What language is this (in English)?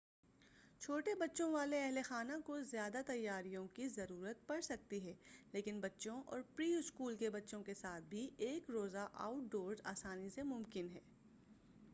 Urdu